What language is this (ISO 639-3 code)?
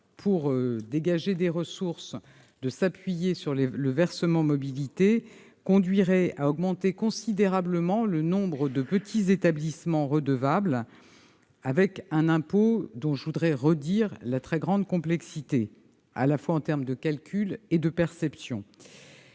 fra